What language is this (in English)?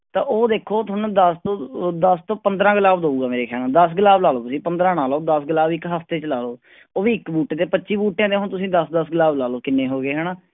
Punjabi